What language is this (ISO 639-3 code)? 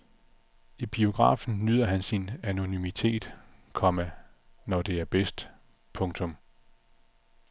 dan